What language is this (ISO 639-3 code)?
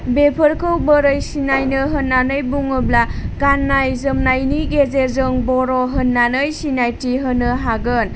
brx